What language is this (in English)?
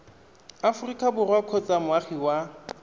Tswana